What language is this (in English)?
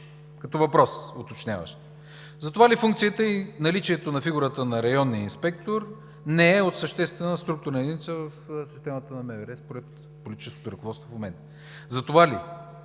Bulgarian